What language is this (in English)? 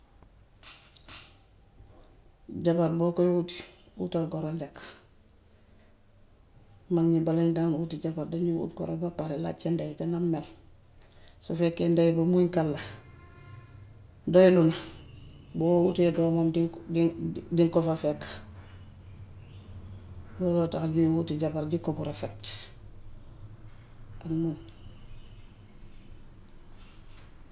Gambian Wolof